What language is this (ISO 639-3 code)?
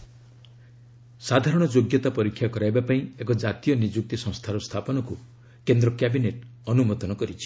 ori